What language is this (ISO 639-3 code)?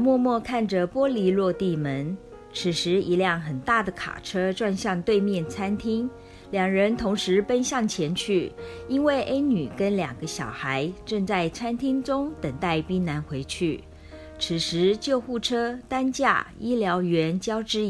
zho